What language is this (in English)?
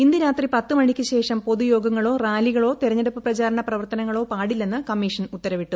Malayalam